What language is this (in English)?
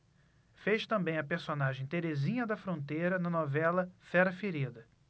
Portuguese